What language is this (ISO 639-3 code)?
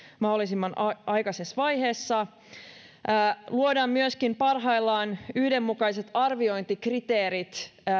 fin